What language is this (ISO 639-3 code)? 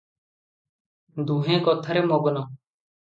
ori